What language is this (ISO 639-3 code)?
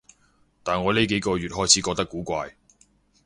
yue